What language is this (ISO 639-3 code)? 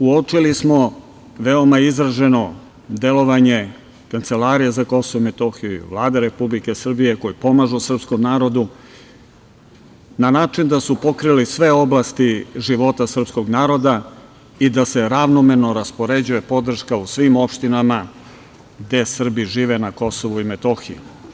srp